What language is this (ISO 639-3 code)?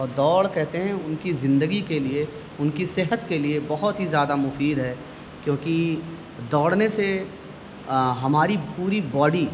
urd